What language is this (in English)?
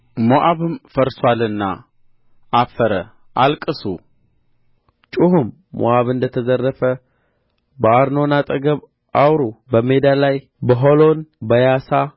Amharic